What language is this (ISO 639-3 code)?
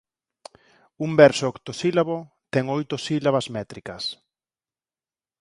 glg